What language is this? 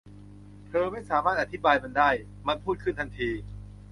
Thai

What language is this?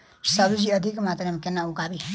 Maithili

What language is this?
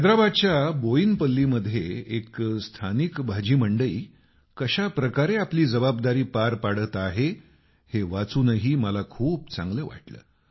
Marathi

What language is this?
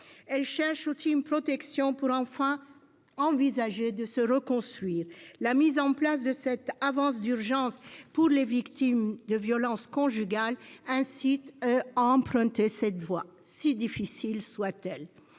French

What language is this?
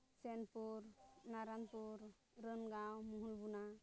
Santali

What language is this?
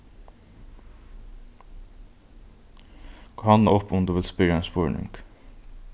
Faroese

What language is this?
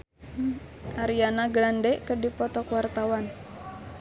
Sundanese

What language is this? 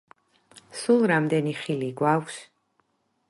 Georgian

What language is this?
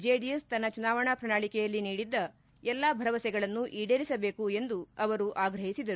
Kannada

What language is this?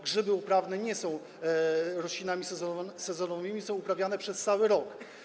Polish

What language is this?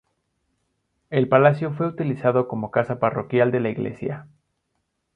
Spanish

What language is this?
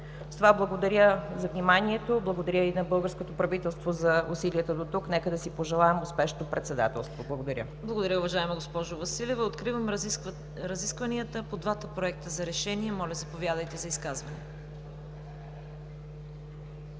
Bulgarian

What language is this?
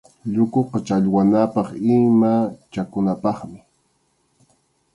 Arequipa-La Unión Quechua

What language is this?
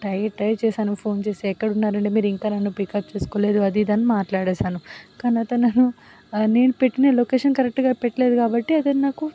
Telugu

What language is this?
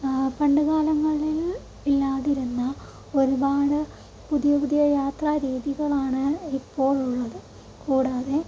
Malayalam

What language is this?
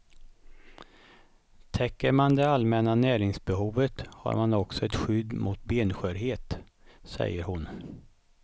Swedish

